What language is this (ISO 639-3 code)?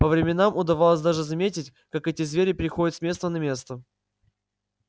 rus